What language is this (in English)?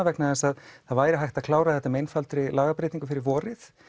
Icelandic